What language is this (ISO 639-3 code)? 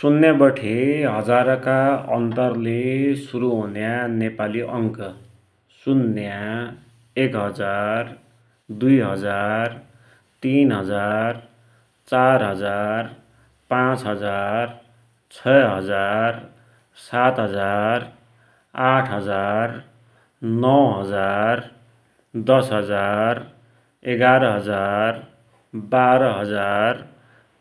dty